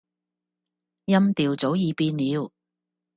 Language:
Cantonese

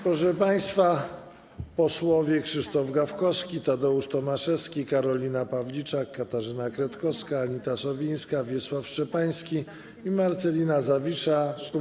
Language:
Polish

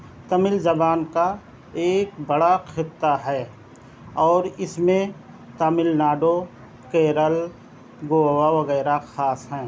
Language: Urdu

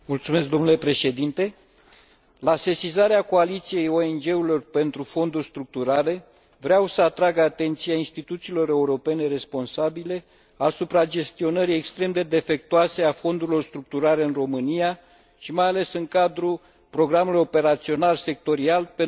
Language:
Romanian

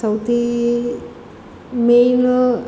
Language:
Gujarati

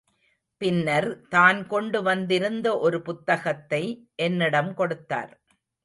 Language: Tamil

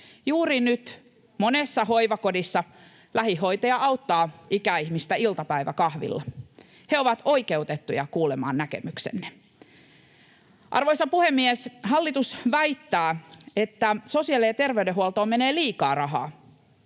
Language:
Finnish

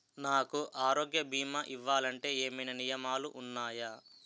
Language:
Telugu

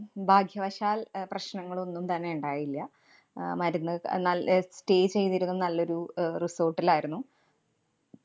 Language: Malayalam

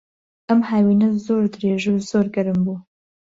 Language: Central Kurdish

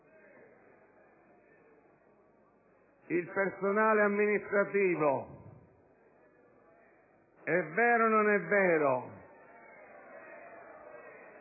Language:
Italian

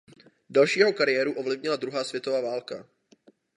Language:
Czech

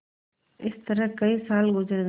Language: Hindi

